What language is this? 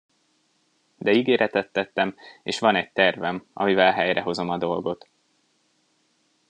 Hungarian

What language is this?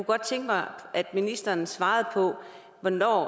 Danish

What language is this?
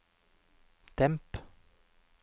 Norwegian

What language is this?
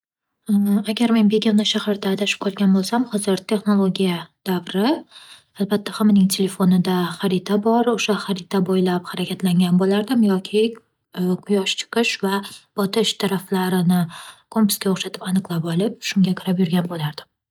Uzbek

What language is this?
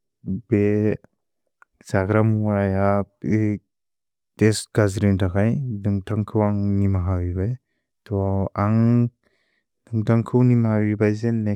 Bodo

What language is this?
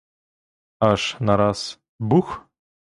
Ukrainian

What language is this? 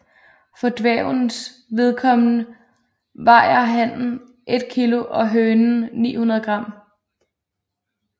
Danish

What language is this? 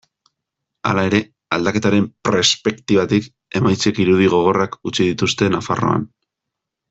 Basque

